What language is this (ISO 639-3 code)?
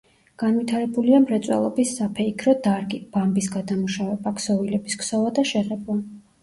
kat